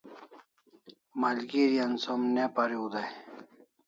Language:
Kalasha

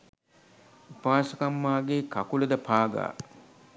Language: Sinhala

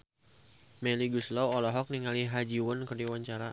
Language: Sundanese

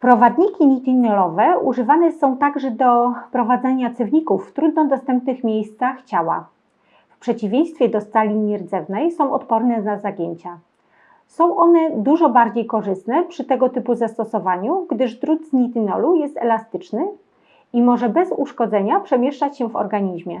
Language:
Polish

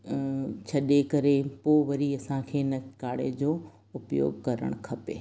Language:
Sindhi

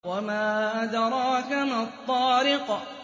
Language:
Arabic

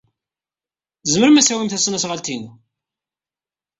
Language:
Kabyle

